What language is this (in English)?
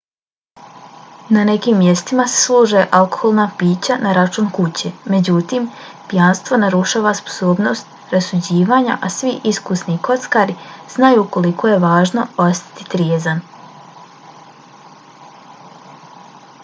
Bosnian